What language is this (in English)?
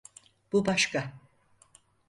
Turkish